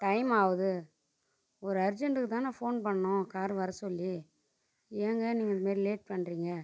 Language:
Tamil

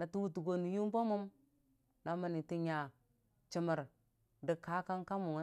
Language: Dijim-Bwilim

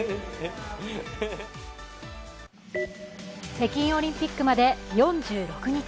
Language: Japanese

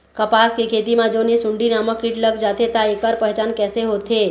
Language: Chhattisgarhi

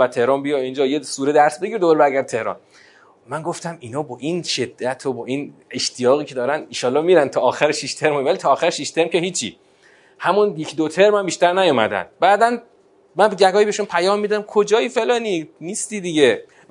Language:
Persian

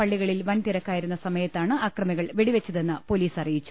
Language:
Malayalam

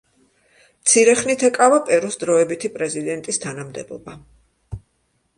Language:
Georgian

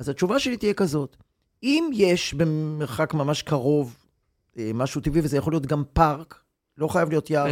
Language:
Hebrew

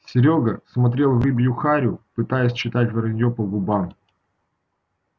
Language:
Russian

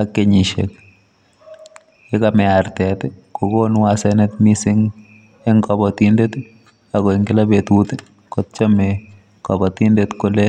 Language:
Kalenjin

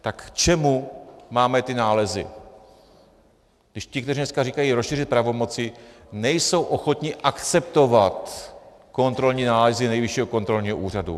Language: Czech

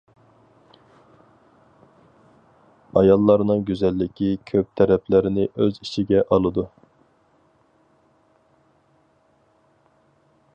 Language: Uyghur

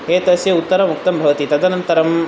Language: Sanskrit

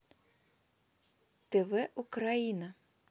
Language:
Russian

